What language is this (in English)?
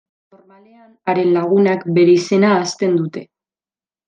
Basque